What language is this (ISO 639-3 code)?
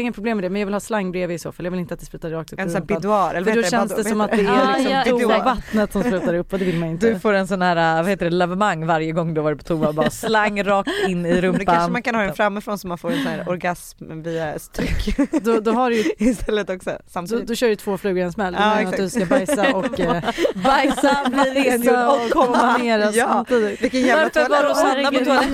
swe